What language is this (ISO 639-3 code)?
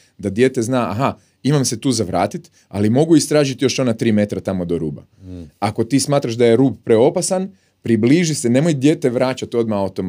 hrv